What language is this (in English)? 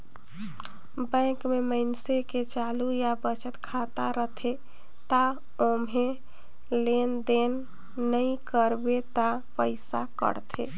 Chhattisgarhi